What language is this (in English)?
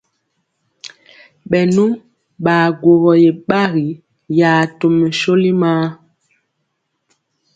Mpiemo